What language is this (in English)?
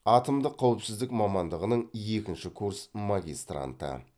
Kazakh